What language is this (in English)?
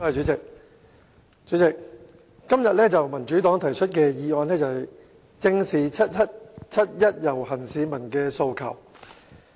Cantonese